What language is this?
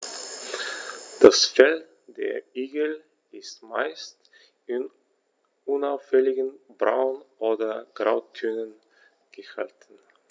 German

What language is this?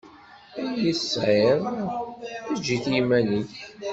Kabyle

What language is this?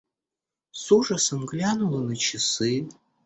Russian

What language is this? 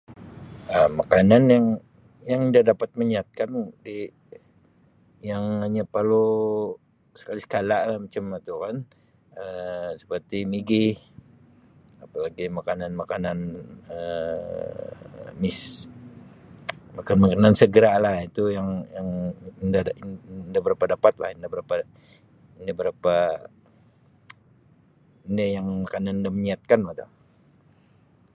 Sabah Malay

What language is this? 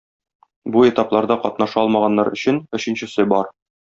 Tatar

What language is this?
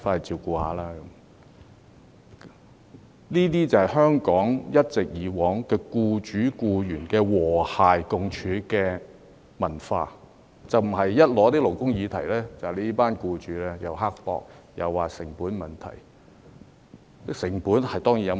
Cantonese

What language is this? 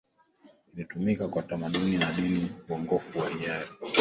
Swahili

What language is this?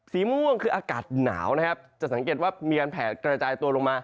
Thai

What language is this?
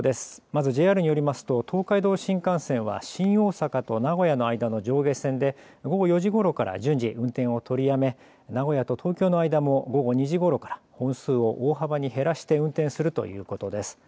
Japanese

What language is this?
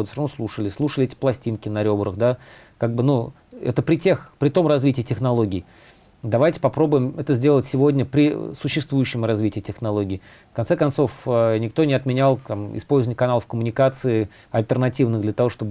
Russian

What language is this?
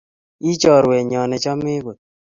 Kalenjin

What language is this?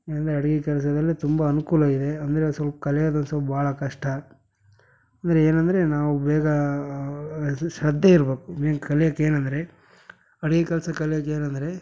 Kannada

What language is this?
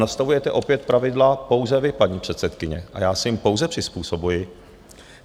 Czech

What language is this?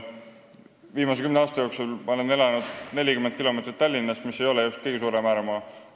Estonian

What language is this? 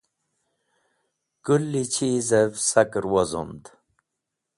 Wakhi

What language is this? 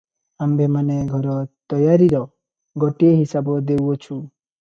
Odia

